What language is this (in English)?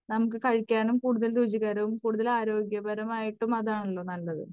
Malayalam